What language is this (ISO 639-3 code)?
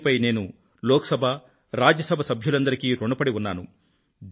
tel